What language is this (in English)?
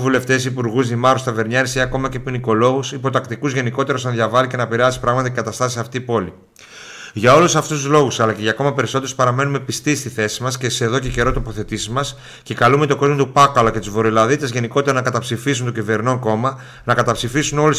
Greek